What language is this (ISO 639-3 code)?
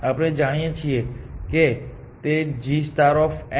guj